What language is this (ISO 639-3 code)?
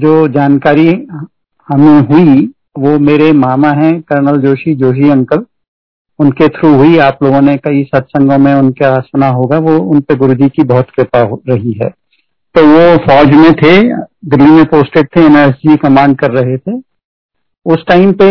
hin